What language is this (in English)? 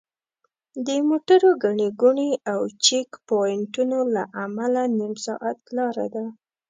Pashto